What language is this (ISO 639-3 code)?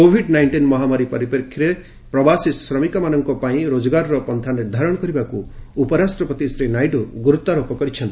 ori